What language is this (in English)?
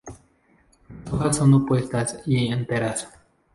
Spanish